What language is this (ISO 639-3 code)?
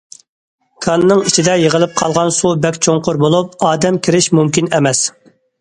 uig